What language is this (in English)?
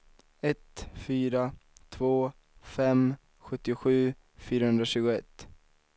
Swedish